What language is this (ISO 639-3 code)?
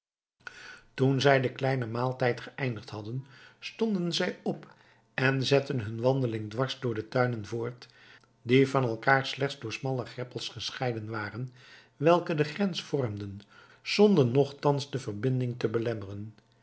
nld